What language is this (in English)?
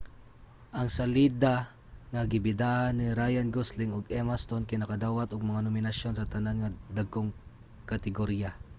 Cebuano